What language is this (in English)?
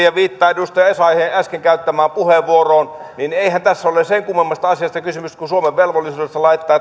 Finnish